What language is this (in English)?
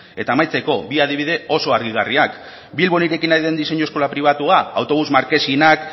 Basque